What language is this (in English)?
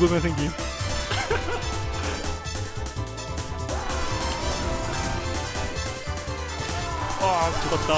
Korean